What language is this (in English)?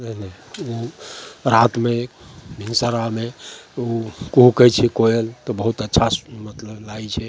Maithili